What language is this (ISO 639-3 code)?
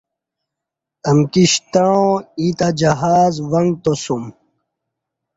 bsh